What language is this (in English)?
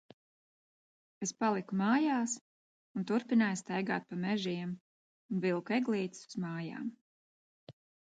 Latvian